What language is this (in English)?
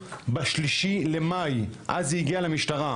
Hebrew